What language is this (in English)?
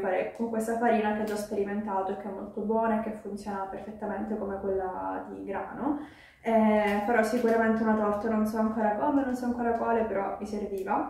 Italian